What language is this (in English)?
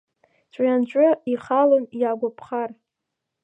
Abkhazian